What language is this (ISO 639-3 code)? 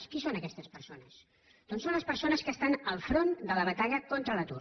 cat